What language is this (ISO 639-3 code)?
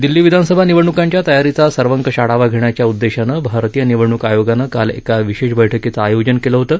mar